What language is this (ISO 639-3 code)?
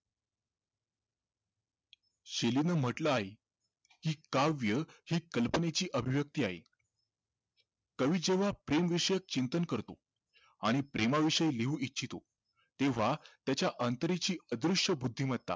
mar